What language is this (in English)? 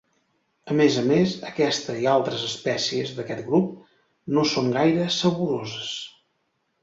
Catalan